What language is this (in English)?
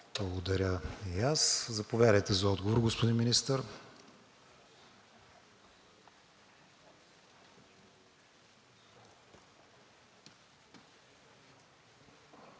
Bulgarian